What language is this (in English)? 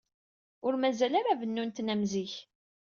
Kabyle